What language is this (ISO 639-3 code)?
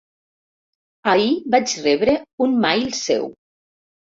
cat